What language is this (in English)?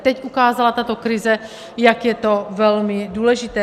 Czech